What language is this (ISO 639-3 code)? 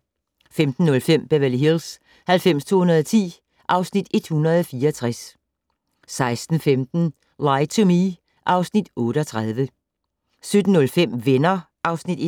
dan